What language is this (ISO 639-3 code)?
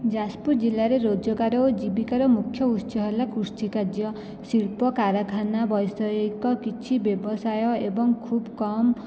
ori